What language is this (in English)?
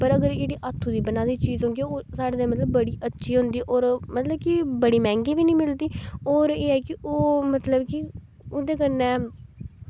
Dogri